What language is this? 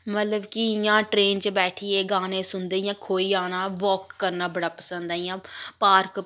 Dogri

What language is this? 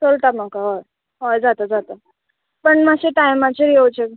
Konkani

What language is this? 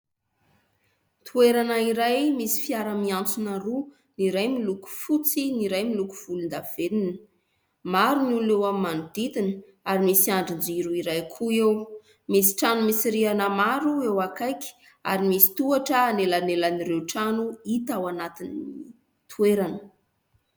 Malagasy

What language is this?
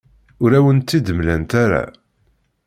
Kabyle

